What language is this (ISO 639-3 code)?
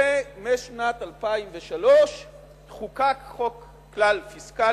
heb